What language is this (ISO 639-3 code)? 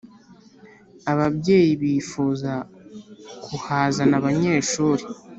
kin